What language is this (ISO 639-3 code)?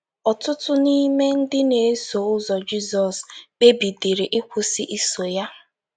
ibo